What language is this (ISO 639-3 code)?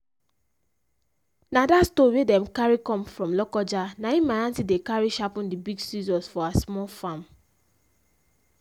pcm